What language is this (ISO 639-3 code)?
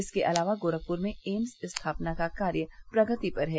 hin